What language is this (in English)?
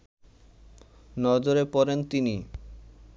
Bangla